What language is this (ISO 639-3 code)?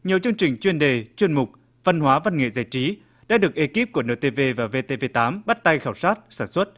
vie